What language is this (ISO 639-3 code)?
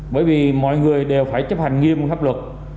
vie